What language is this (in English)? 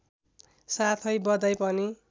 Nepali